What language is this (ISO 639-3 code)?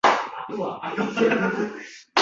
uzb